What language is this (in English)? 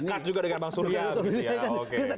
Indonesian